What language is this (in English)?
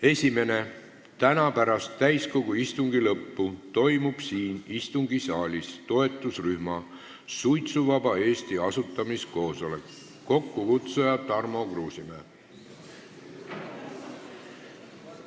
Estonian